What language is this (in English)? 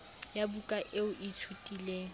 Southern Sotho